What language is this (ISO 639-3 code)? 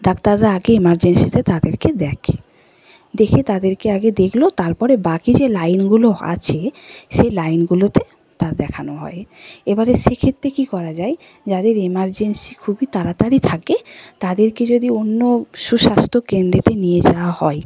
ben